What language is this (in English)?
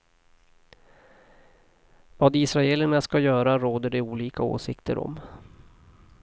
Swedish